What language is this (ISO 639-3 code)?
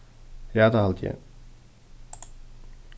fao